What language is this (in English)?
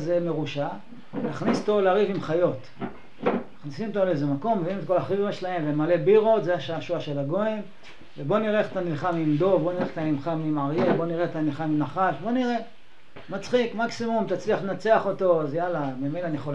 Hebrew